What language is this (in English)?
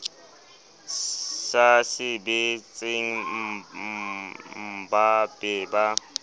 Southern Sotho